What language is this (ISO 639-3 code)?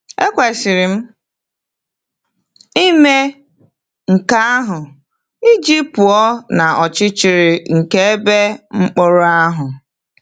ibo